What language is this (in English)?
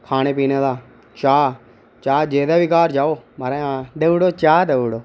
Dogri